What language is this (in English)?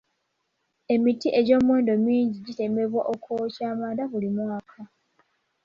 Ganda